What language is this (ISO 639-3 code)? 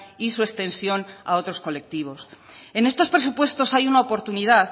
spa